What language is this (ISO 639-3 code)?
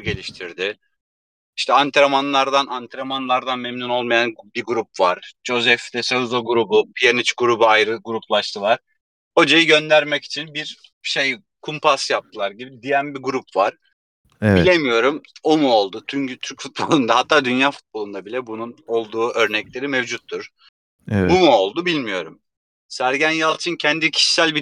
tur